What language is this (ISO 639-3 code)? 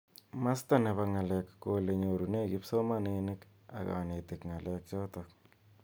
kln